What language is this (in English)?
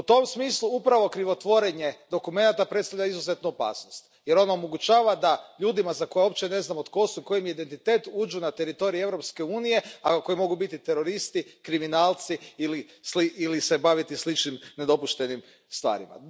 Croatian